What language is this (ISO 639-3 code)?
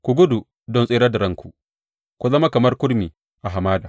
hau